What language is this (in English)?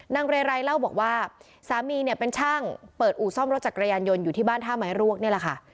Thai